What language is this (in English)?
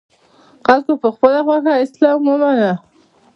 Pashto